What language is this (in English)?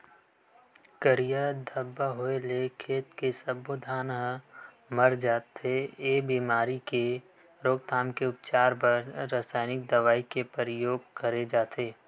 Chhattisgarhi